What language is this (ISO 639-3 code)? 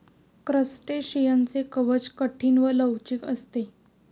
mar